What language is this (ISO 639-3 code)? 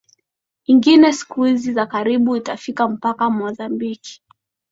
swa